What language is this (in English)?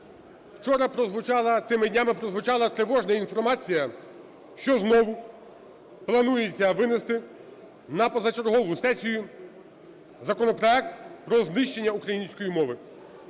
Ukrainian